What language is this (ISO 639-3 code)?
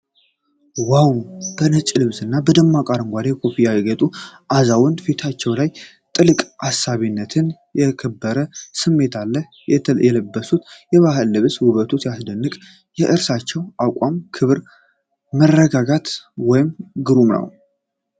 amh